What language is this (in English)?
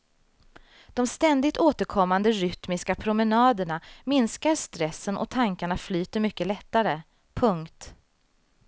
Swedish